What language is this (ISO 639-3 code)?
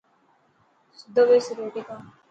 mki